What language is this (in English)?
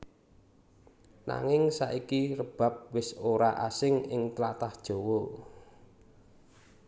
Javanese